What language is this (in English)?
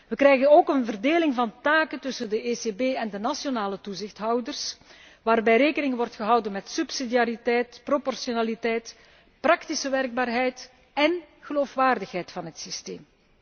Dutch